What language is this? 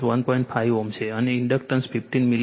Gujarati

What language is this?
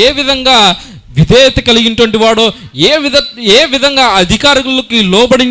Indonesian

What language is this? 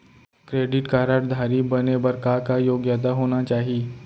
Chhattisgarhi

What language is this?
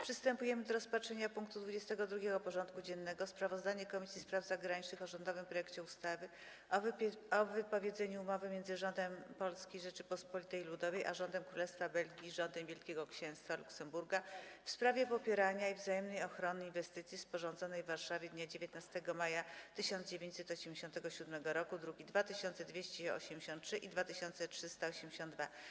Polish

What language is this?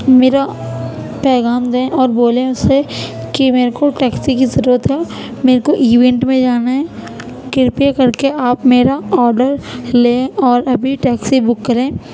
Urdu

